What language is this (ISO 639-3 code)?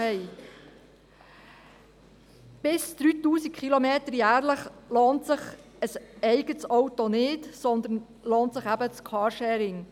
gsw